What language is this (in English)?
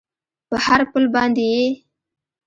Pashto